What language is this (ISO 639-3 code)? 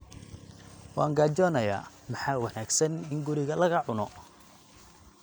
som